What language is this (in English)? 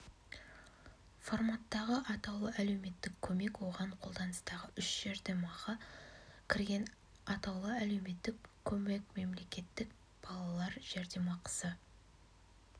Kazakh